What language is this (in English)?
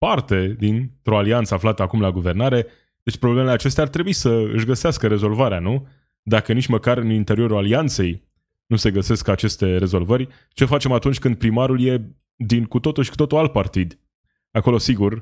Romanian